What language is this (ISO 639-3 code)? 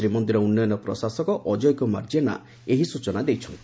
ori